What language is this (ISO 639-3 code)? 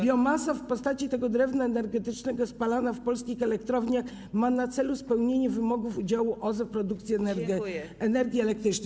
pol